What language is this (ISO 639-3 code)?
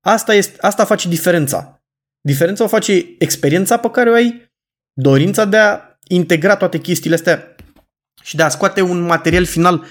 ron